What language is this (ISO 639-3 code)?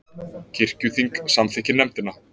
isl